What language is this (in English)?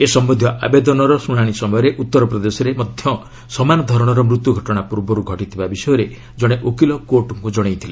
Odia